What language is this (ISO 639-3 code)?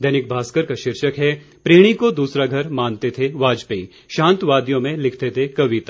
hin